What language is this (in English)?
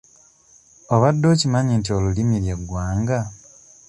Ganda